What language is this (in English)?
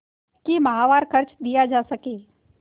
Hindi